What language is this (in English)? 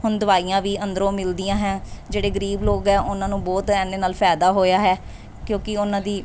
Punjabi